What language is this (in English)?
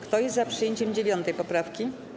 Polish